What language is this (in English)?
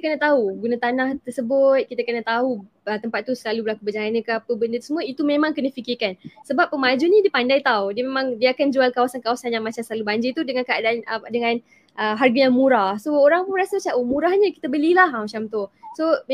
Malay